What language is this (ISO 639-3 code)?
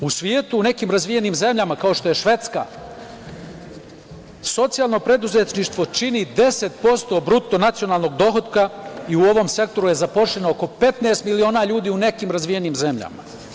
srp